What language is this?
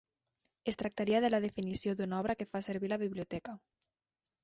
Catalan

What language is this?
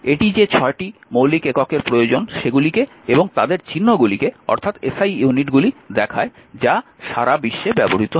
Bangla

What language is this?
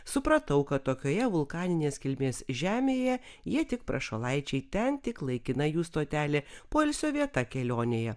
Lithuanian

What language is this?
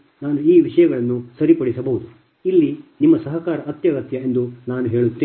Kannada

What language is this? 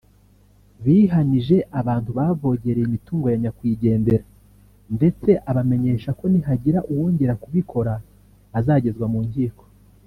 Kinyarwanda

